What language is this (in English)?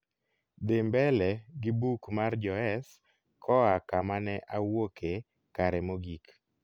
Luo (Kenya and Tanzania)